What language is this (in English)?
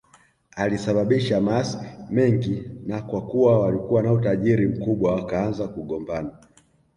Swahili